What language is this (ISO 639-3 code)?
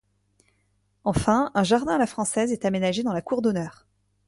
fra